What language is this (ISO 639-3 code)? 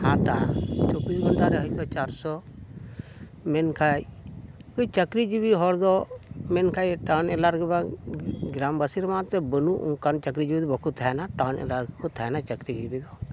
sat